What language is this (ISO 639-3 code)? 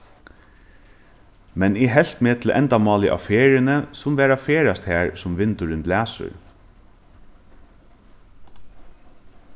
fao